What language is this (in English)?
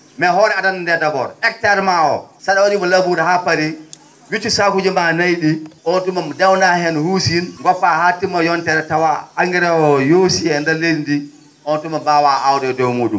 Fula